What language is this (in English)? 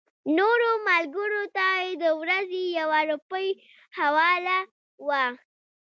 Pashto